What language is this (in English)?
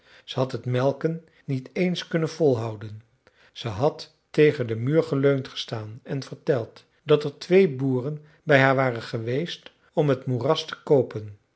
Dutch